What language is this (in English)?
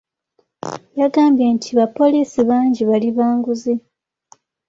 Ganda